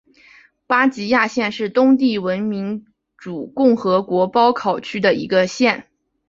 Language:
Chinese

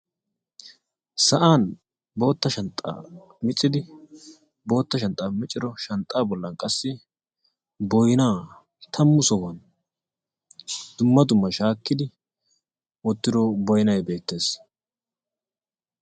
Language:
Wolaytta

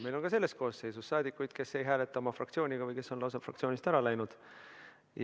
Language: Estonian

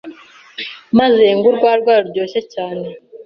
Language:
Kinyarwanda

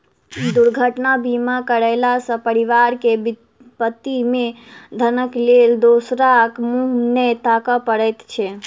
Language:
Maithili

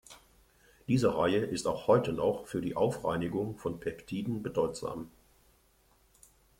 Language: German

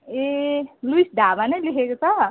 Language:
Nepali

